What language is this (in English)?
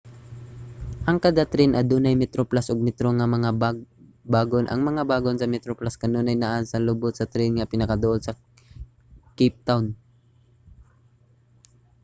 Cebuano